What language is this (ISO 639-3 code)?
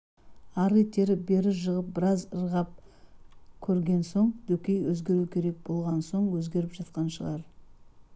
kaz